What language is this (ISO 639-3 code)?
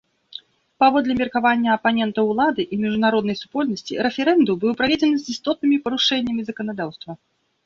bel